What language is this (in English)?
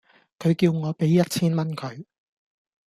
Cantonese